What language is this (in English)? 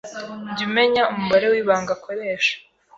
Kinyarwanda